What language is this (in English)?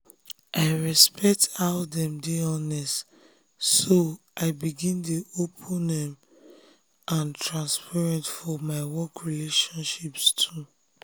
Nigerian Pidgin